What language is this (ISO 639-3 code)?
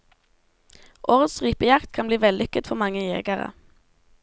nor